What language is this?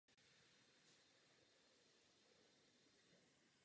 Czech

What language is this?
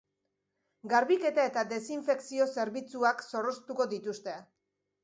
Basque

